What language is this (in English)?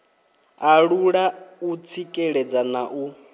Venda